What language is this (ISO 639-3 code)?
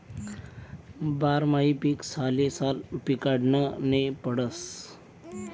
mar